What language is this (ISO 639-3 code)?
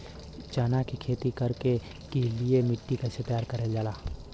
bho